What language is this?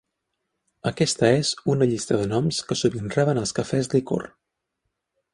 Catalan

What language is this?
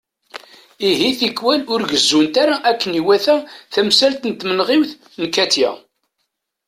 Kabyle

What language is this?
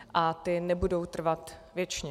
Czech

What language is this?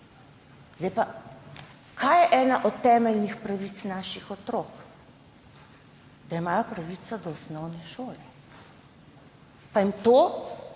Slovenian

